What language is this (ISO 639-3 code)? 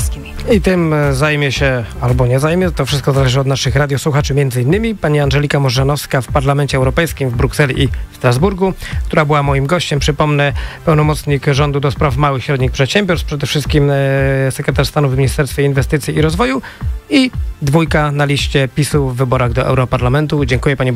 pol